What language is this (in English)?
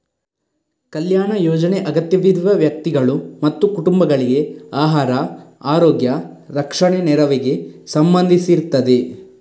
Kannada